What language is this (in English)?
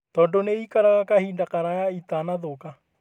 Kikuyu